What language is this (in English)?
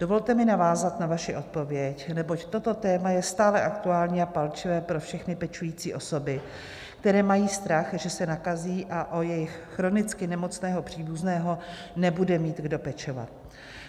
Czech